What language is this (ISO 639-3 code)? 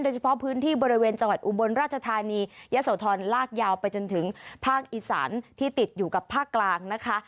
tha